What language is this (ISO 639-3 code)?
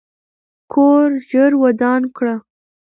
pus